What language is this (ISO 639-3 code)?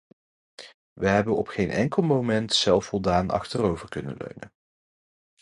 nld